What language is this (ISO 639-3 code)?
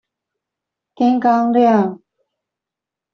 zho